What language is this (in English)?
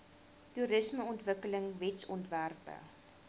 Afrikaans